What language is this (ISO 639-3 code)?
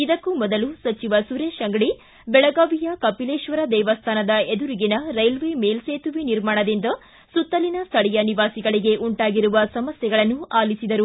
kan